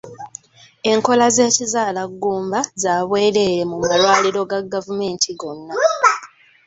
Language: Ganda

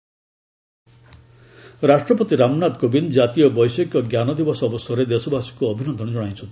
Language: Odia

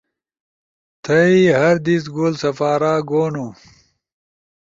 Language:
Ushojo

